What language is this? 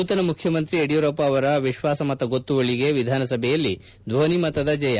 Kannada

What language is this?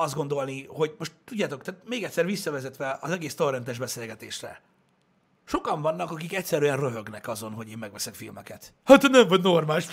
Hungarian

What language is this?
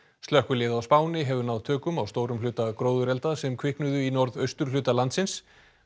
Icelandic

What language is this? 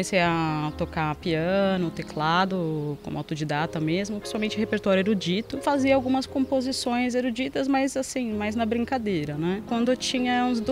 Portuguese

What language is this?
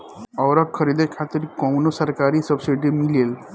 Bhojpuri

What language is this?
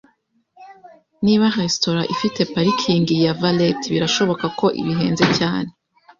Kinyarwanda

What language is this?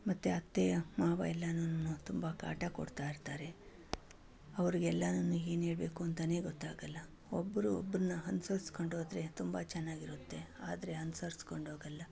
Kannada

